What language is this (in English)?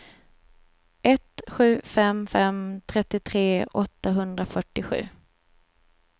Swedish